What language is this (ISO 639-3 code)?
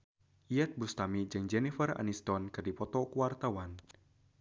sun